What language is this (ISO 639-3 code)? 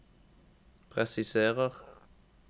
nor